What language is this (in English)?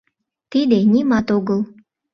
Mari